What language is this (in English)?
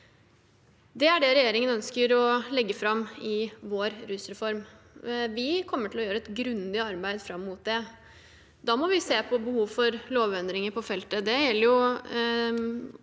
Norwegian